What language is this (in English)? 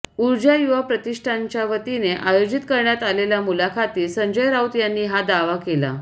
Marathi